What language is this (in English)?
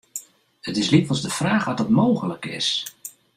Western Frisian